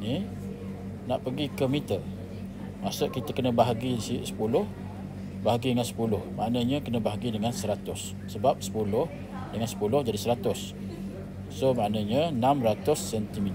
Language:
Malay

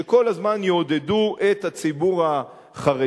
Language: Hebrew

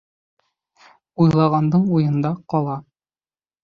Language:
Bashkir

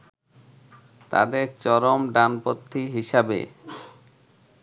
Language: Bangla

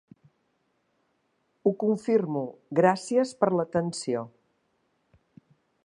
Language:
Catalan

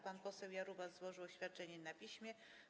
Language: Polish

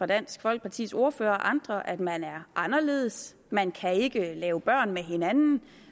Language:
Danish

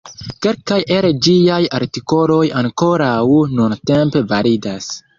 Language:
Esperanto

